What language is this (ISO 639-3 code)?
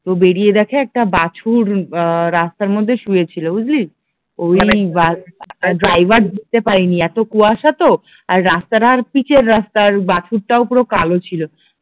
ben